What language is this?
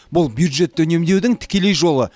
Kazakh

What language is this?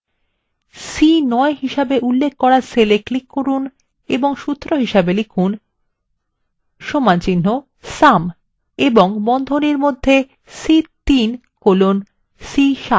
Bangla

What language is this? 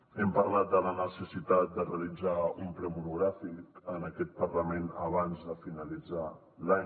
Catalan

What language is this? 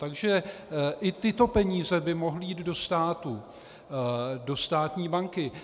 Czech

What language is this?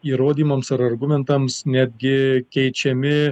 Lithuanian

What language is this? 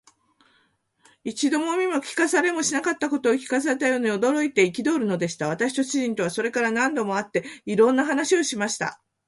Japanese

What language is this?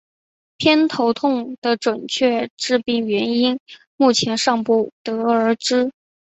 Chinese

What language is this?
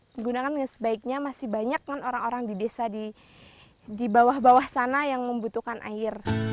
Indonesian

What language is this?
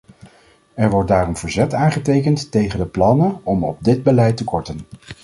Dutch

